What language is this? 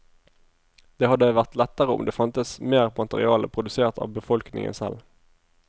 Norwegian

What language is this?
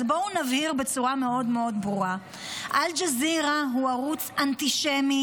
Hebrew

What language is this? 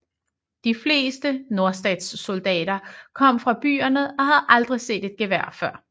Danish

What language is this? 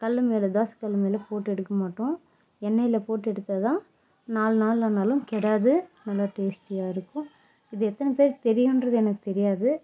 Tamil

